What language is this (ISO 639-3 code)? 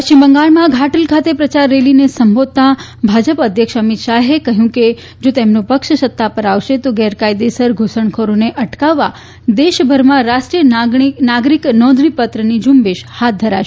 guj